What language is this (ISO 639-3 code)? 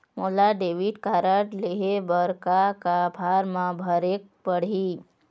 hne